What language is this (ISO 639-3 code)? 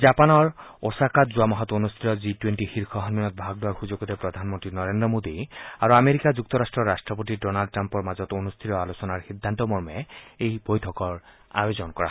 asm